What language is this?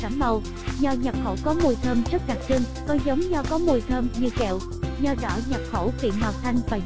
Vietnamese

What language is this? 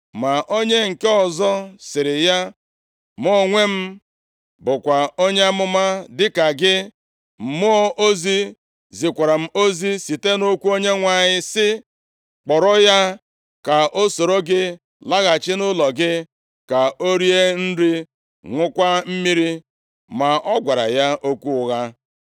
Igbo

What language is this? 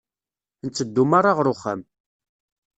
Kabyle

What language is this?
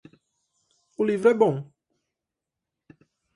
Portuguese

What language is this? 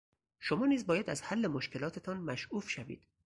Persian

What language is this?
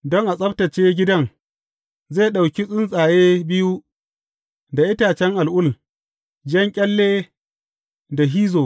Hausa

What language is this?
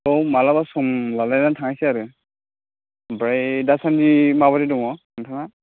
Bodo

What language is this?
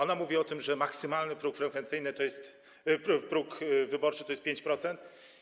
Polish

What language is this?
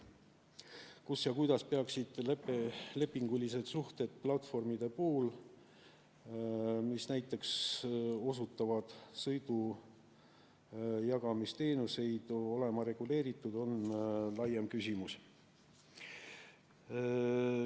Estonian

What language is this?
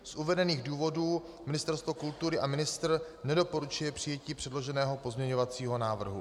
Czech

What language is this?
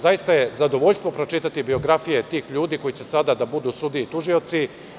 Serbian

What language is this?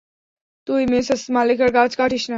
Bangla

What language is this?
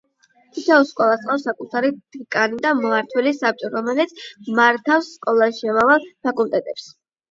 Georgian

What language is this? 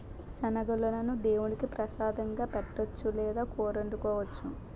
Telugu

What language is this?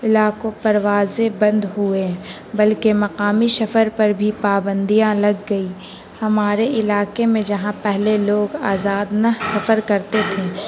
Urdu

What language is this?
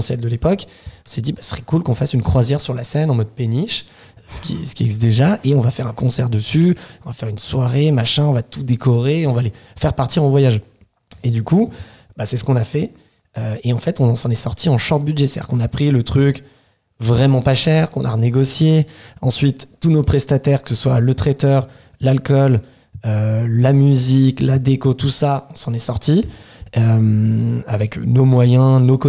French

